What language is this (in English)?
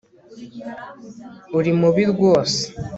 Kinyarwanda